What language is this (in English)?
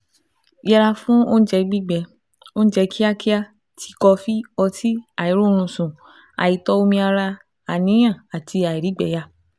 Yoruba